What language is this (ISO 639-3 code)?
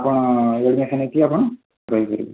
ori